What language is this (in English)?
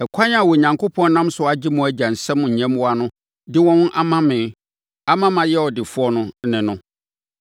Akan